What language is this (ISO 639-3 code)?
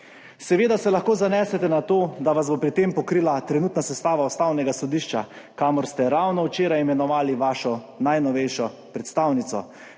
slv